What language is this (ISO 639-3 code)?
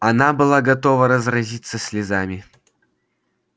rus